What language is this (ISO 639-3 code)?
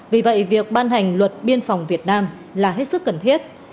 vie